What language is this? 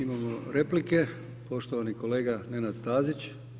Croatian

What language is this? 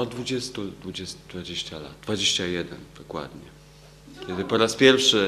Polish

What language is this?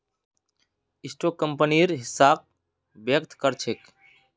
Magahi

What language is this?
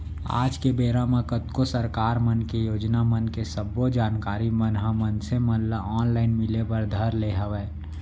Chhattisgarhi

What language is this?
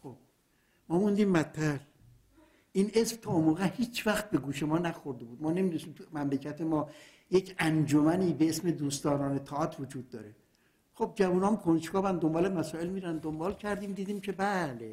Persian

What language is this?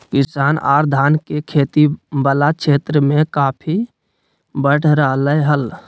Magahi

